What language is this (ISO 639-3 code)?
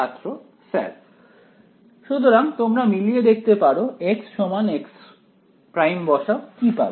ben